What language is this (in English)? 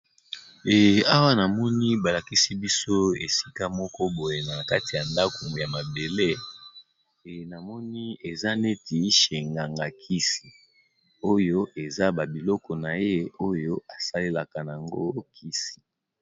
Lingala